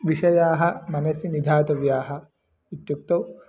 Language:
Sanskrit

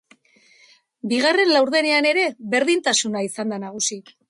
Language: Basque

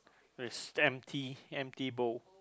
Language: English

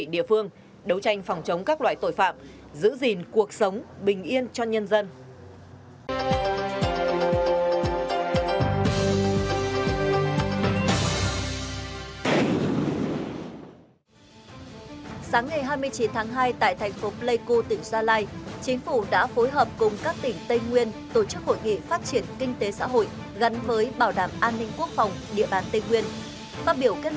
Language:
Vietnamese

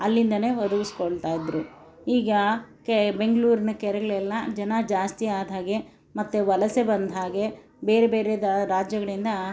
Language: Kannada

